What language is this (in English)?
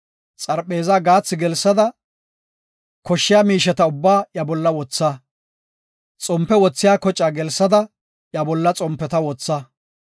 Gofa